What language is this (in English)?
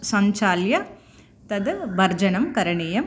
Sanskrit